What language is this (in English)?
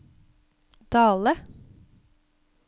Norwegian